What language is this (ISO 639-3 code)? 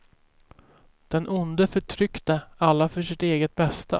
swe